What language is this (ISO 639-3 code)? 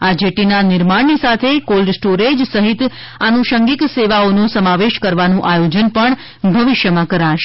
guj